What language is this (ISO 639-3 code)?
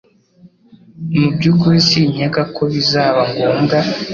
kin